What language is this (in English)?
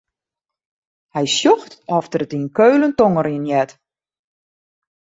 Western Frisian